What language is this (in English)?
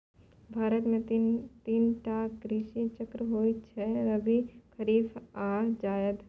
Maithili